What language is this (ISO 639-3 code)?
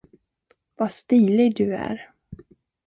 swe